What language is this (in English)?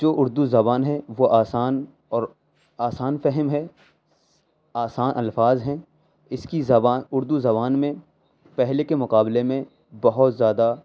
Urdu